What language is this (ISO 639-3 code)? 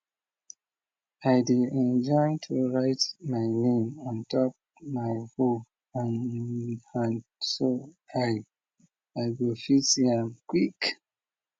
pcm